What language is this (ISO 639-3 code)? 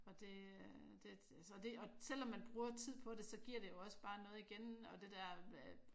dan